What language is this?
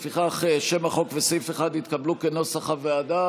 Hebrew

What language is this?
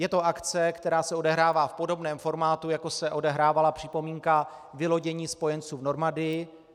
Czech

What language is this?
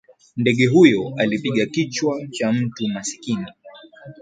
Swahili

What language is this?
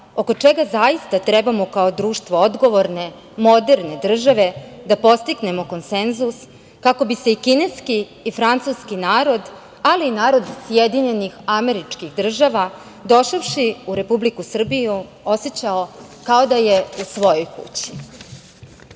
Serbian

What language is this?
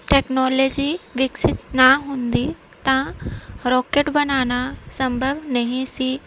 Punjabi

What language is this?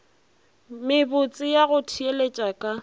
Northern Sotho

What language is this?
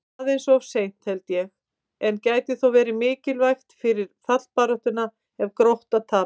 Icelandic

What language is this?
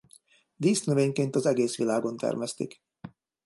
Hungarian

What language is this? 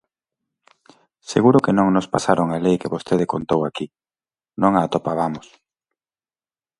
Galician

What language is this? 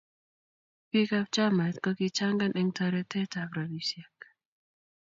Kalenjin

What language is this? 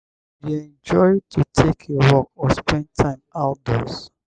Nigerian Pidgin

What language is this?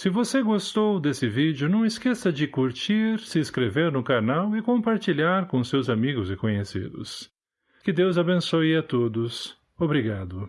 Portuguese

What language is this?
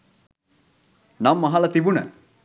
Sinhala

